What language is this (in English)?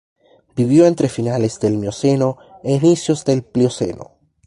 Spanish